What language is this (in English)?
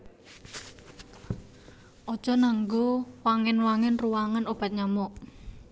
Javanese